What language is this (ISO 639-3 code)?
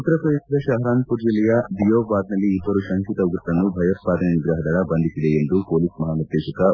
kan